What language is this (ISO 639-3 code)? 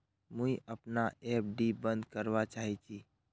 mag